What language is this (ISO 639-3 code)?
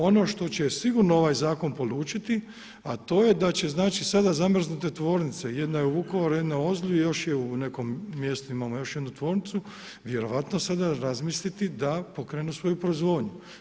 hrv